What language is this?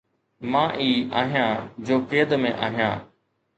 Sindhi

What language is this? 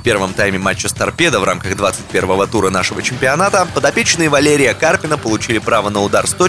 Russian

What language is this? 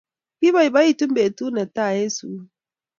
Kalenjin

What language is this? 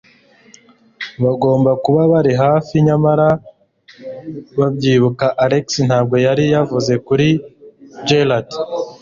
Kinyarwanda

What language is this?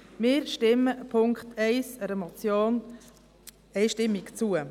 Swiss German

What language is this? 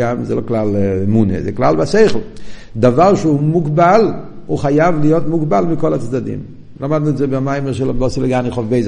Hebrew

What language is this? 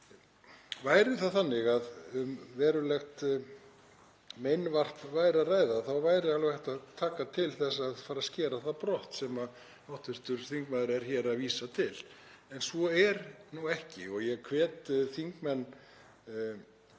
Icelandic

